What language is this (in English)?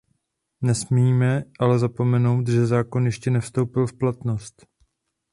Czech